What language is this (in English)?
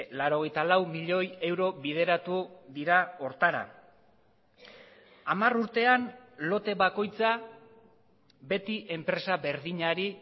Basque